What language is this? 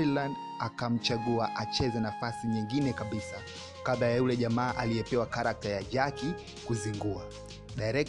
Swahili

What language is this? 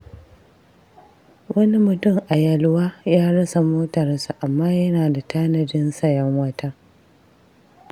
Hausa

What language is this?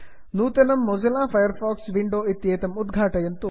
Sanskrit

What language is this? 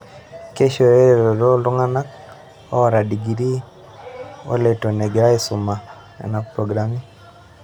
Masai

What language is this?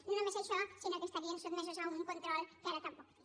Catalan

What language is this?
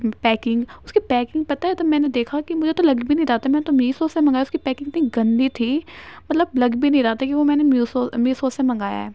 Urdu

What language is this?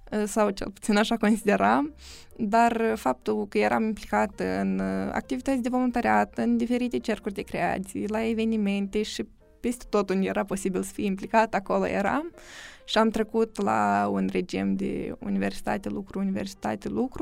Romanian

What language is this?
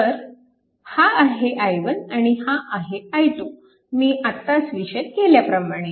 Marathi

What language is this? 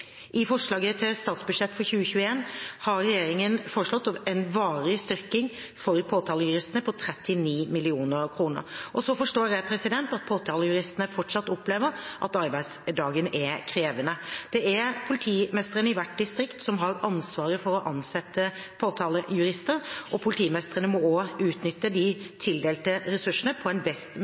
Norwegian Bokmål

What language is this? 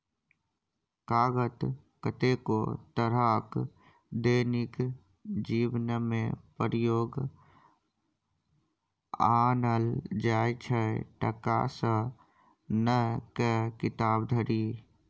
Maithili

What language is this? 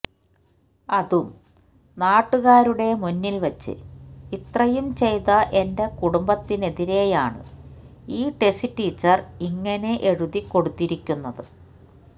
Malayalam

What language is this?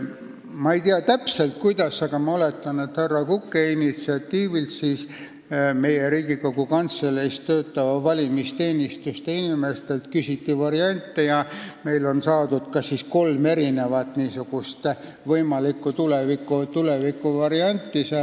Estonian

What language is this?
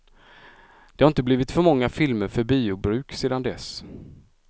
Swedish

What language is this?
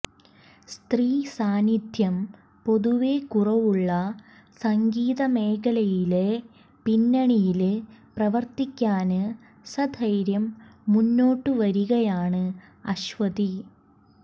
Malayalam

